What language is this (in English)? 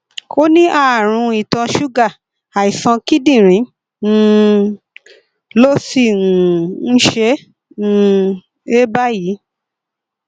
Yoruba